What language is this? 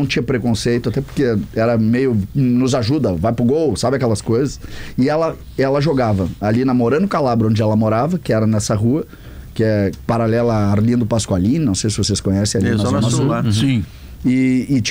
Portuguese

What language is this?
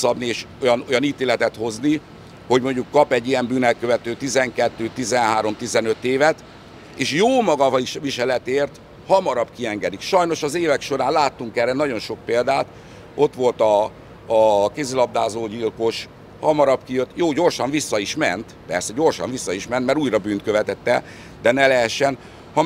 Hungarian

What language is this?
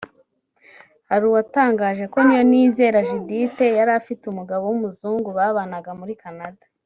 Kinyarwanda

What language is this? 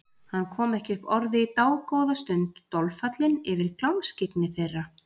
Icelandic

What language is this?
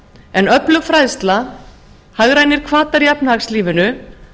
Icelandic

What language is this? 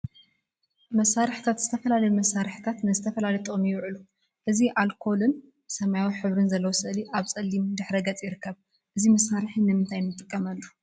Tigrinya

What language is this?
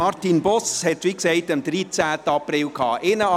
Swiss German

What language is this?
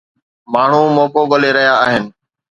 Sindhi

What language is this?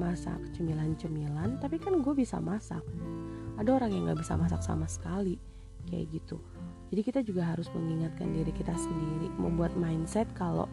Indonesian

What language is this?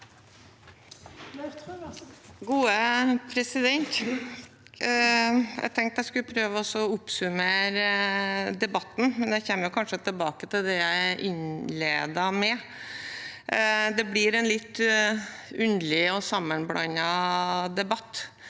Norwegian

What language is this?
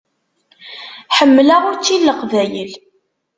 Kabyle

